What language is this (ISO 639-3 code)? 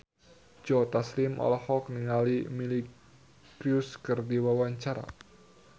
sun